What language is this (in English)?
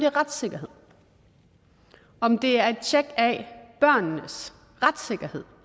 Danish